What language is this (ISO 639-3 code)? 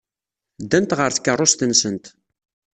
kab